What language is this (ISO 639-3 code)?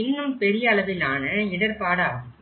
tam